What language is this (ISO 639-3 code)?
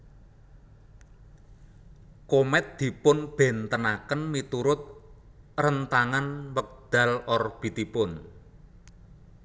jav